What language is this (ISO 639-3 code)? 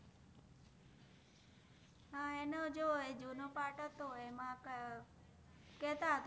guj